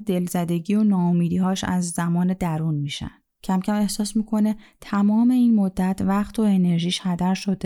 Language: Persian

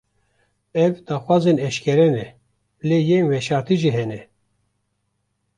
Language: Kurdish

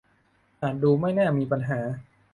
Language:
Thai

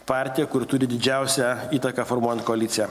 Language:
Lithuanian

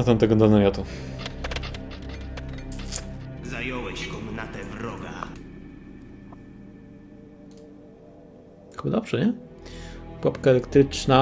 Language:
Polish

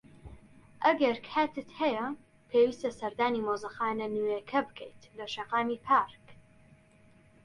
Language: Central Kurdish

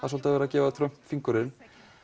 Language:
Icelandic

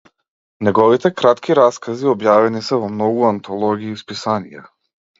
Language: Macedonian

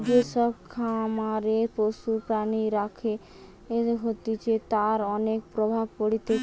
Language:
Bangla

